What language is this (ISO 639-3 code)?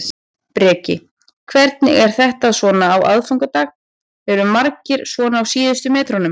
isl